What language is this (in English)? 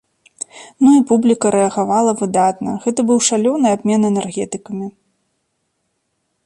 Belarusian